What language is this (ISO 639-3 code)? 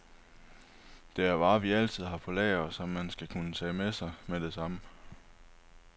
dan